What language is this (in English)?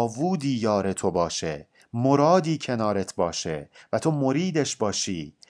Persian